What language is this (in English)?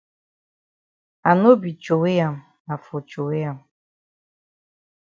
Cameroon Pidgin